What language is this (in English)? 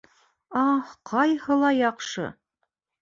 Bashkir